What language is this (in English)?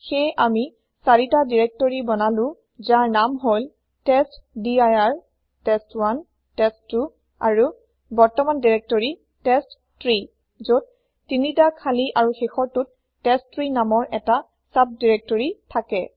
Assamese